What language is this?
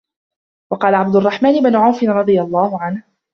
Arabic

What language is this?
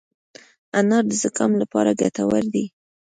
Pashto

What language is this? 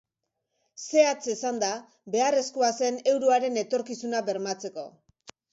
Basque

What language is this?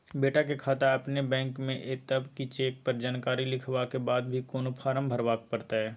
Maithili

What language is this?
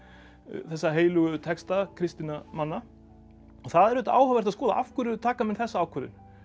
Icelandic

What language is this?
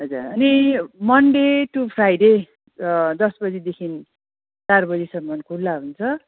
Nepali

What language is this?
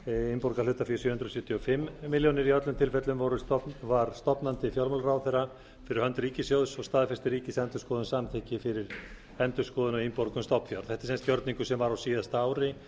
Icelandic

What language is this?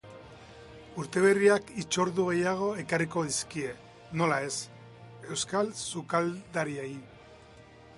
Basque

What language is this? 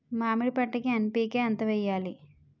Telugu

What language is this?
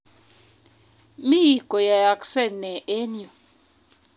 Kalenjin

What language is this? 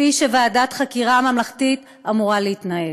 Hebrew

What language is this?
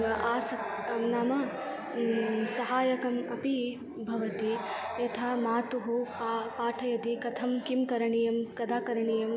Sanskrit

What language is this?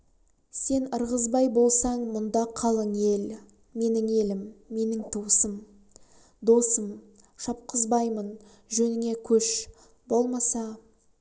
Kazakh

